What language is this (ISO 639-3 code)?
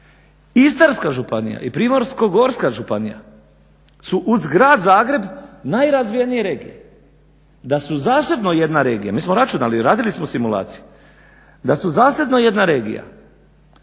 hrv